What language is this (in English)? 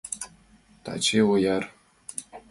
Mari